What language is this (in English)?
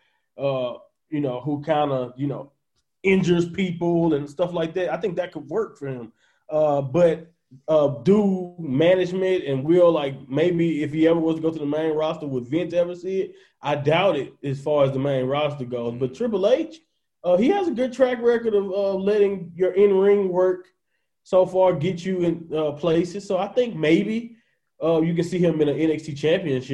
English